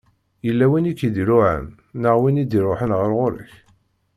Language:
Kabyle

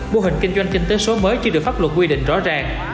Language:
Vietnamese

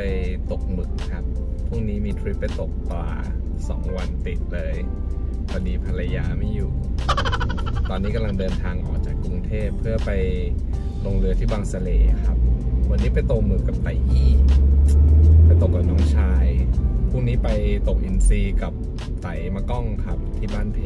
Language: Thai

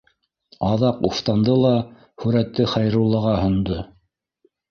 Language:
Bashkir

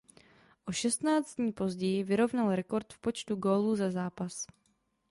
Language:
Czech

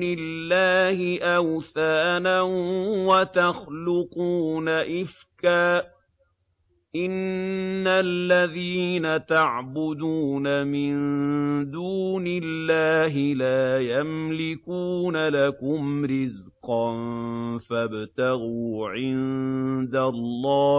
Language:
Arabic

